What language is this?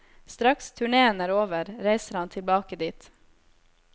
Norwegian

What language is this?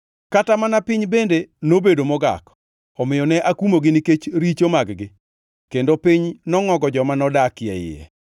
Luo (Kenya and Tanzania)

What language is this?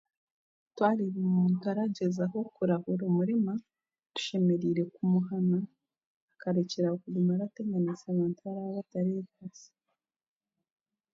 Chiga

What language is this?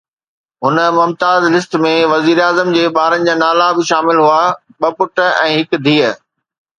Sindhi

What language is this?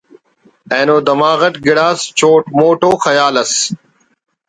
Brahui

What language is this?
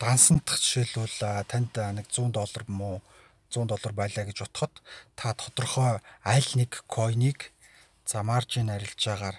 Romanian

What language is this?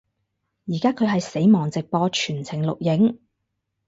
Cantonese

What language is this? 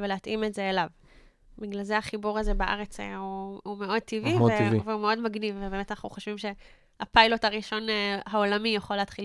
Hebrew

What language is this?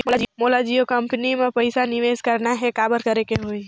Chhattisgarhi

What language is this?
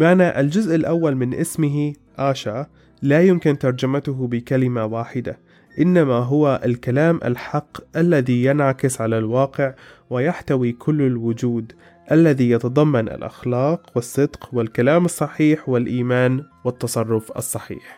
Arabic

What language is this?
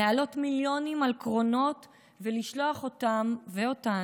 Hebrew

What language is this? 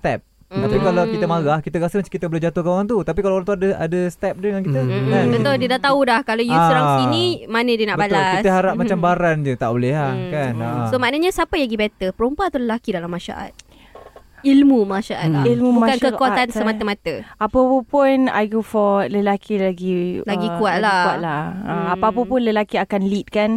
Malay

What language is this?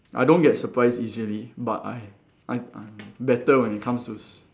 English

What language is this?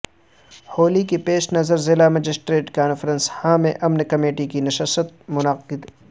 Urdu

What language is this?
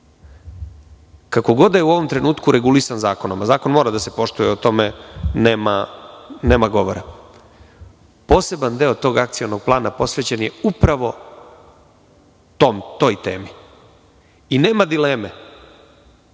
Serbian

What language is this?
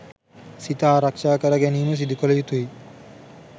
Sinhala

